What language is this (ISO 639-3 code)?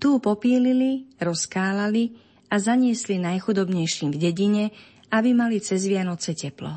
slk